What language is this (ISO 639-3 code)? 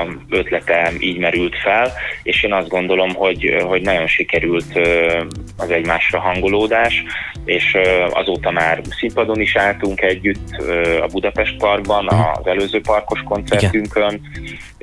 hun